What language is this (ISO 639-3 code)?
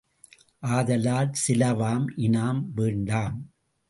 tam